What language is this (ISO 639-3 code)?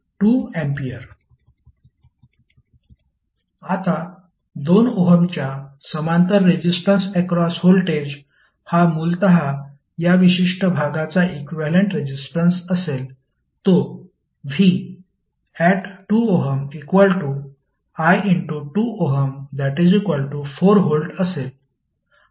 mar